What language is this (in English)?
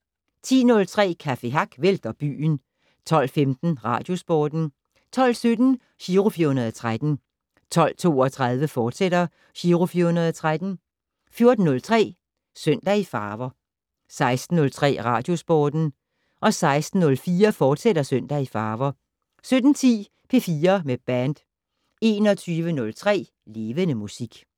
Danish